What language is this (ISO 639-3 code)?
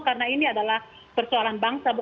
ind